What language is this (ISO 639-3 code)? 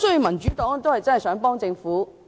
yue